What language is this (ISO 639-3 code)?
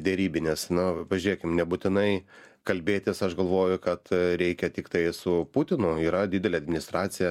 lit